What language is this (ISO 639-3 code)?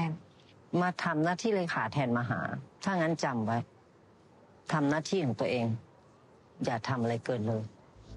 tha